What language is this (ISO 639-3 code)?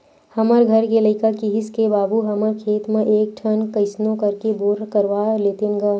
hne